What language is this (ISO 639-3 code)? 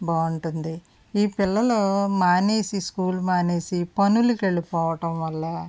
tel